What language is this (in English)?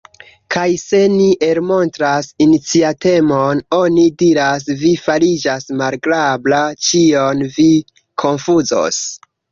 Esperanto